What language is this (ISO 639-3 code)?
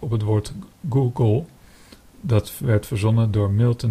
nld